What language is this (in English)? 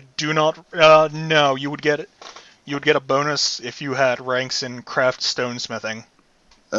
English